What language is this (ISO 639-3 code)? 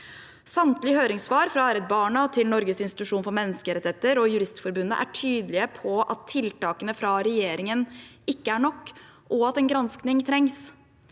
nor